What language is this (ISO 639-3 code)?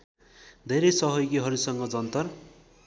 nep